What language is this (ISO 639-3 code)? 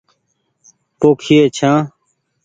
gig